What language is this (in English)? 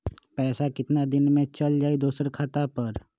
Magahi